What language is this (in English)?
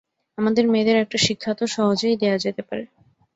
Bangla